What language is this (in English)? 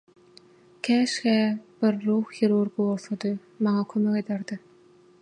Turkmen